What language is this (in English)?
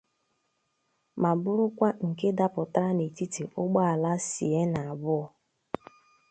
Igbo